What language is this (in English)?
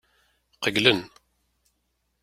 Kabyle